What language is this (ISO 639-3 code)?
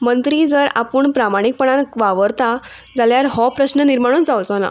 kok